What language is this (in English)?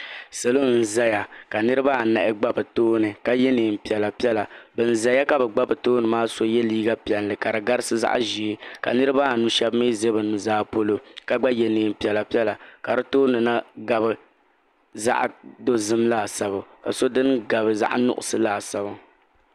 Dagbani